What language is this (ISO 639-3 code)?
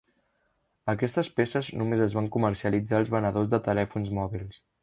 cat